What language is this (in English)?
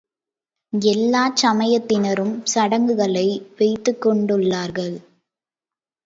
Tamil